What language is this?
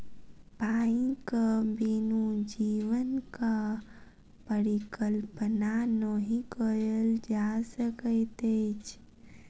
Maithili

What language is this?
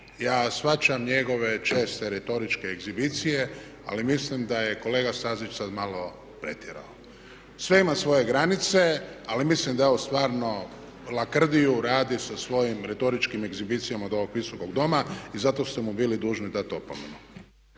Croatian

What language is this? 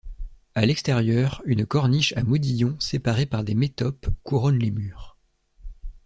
French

